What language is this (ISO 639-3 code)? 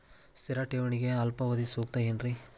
kan